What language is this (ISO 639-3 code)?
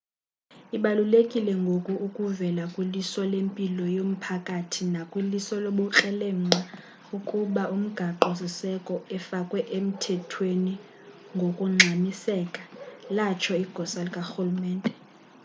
xho